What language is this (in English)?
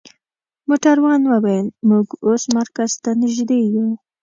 Pashto